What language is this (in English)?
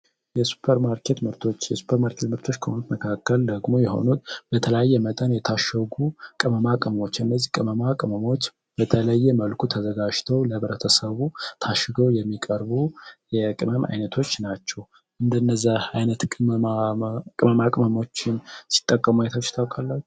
Amharic